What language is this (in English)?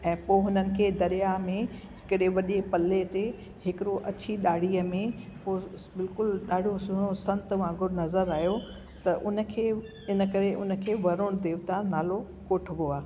Sindhi